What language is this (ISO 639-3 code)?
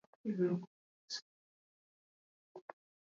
swa